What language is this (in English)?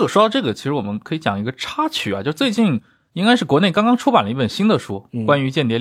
Chinese